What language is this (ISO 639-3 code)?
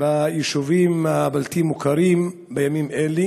heb